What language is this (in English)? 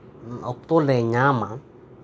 Santali